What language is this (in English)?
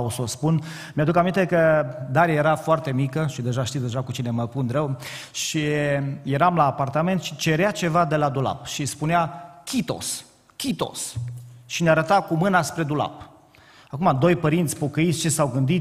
Romanian